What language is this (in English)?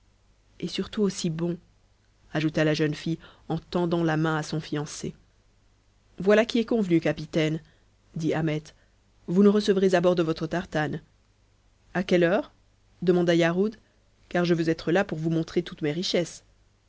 French